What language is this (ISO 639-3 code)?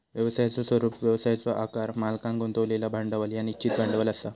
mar